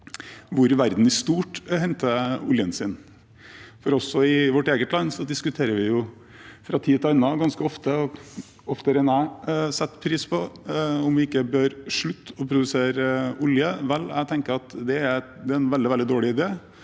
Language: Norwegian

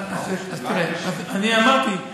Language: Hebrew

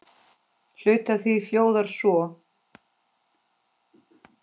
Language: Icelandic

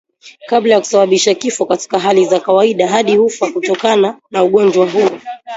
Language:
Swahili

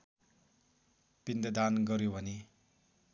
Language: Nepali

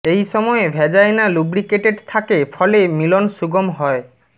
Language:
Bangla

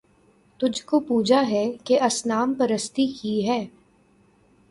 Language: Urdu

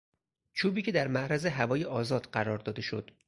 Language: Persian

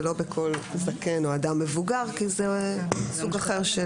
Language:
Hebrew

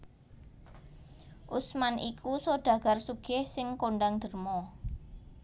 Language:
Javanese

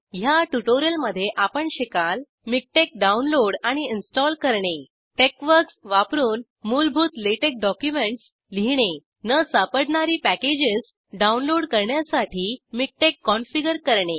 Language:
Marathi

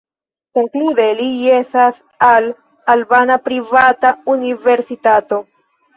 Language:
Esperanto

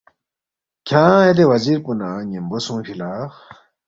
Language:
Balti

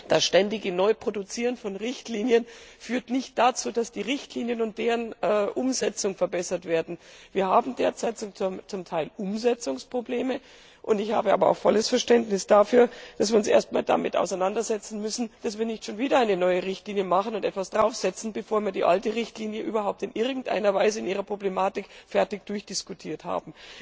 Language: German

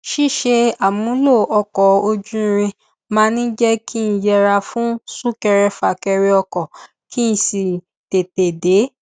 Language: Yoruba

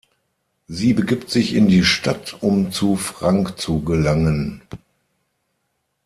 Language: German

